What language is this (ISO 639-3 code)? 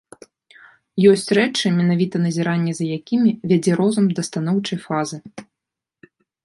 bel